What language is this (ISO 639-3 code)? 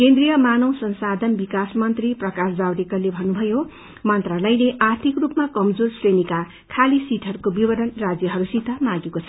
nep